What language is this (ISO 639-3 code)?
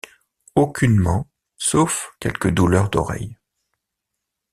fra